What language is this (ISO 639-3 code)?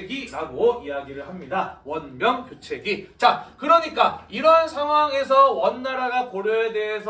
kor